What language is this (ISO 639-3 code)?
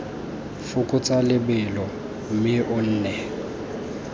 tsn